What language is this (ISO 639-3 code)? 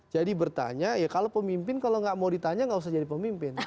ind